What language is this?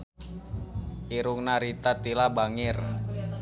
Sundanese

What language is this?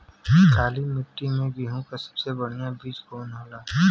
Bhojpuri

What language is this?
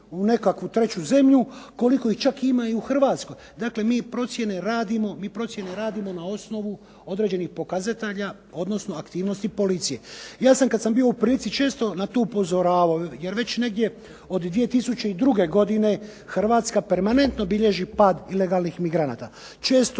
Croatian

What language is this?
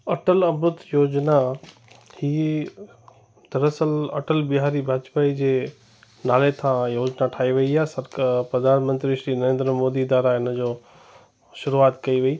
Sindhi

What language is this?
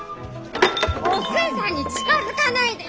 Japanese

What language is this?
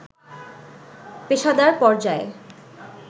Bangla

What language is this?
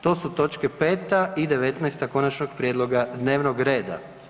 Croatian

